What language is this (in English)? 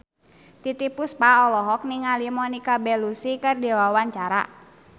Sundanese